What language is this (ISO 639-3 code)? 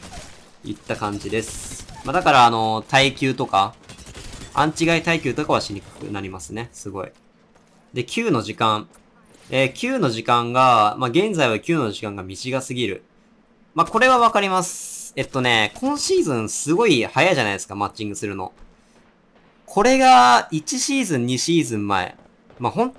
jpn